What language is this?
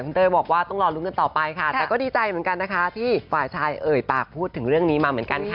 Thai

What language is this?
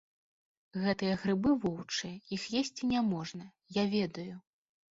Belarusian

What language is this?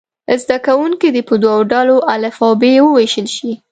Pashto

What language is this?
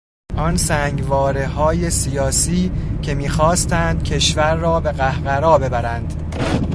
Persian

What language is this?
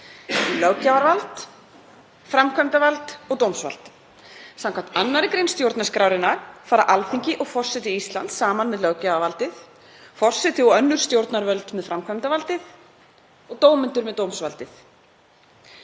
Icelandic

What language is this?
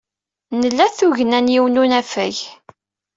Kabyle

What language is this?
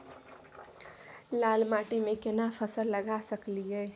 Maithili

